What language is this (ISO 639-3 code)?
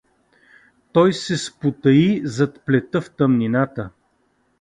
bul